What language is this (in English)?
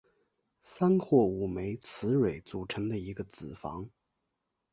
Chinese